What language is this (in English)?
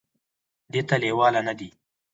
Pashto